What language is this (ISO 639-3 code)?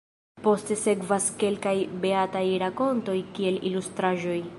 epo